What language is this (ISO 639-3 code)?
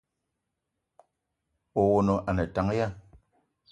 eto